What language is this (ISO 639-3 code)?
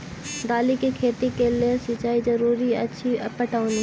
mai